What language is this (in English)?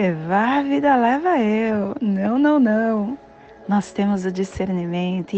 Portuguese